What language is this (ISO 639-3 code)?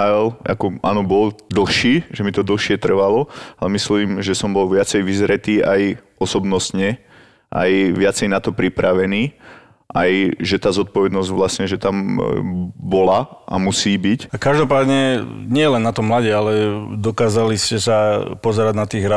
slk